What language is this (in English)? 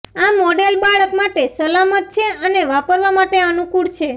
Gujarati